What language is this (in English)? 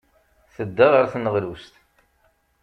Kabyle